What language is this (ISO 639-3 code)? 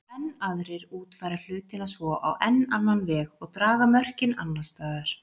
isl